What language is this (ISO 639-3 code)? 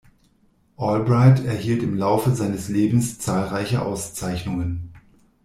deu